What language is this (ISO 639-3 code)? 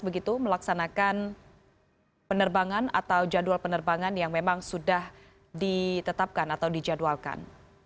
ind